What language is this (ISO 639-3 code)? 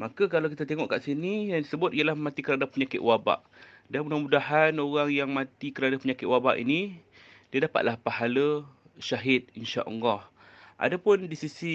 msa